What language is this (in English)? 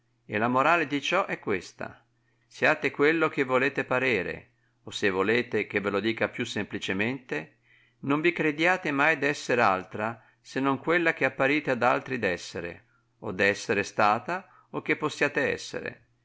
Italian